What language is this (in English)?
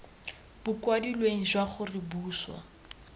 Tswana